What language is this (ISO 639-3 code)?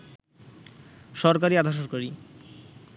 ben